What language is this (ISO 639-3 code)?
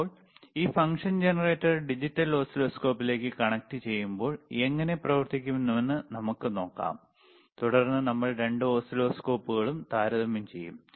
mal